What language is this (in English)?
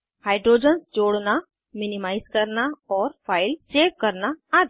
Hindi